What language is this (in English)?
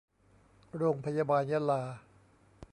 Thai